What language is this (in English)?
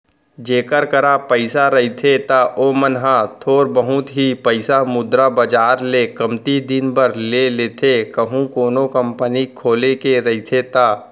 Chhattisgarhi